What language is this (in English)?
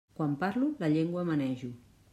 Catalan